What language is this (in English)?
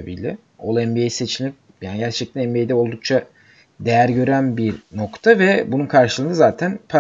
Turkish